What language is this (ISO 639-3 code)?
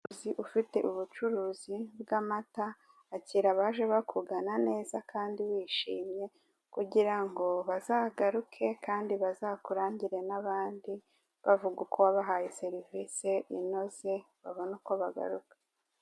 kin